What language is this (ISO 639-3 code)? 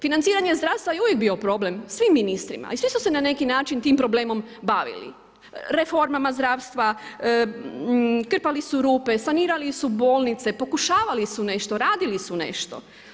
hrv